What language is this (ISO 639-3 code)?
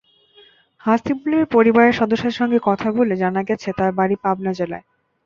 ben